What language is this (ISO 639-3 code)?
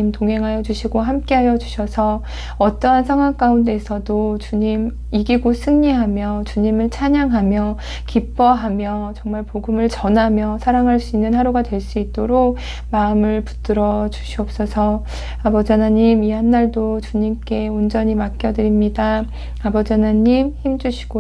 kor